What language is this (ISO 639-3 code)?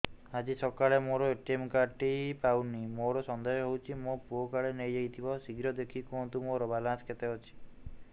ori